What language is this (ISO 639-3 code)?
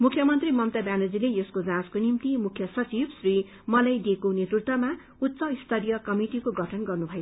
nep